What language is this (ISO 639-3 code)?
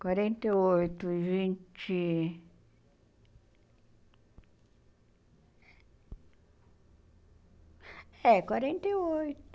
por